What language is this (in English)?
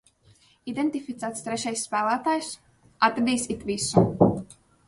Latvian